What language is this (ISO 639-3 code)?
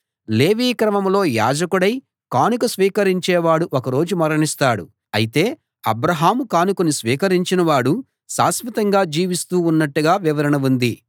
tel